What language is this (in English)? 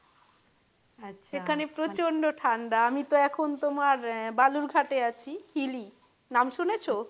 Bangla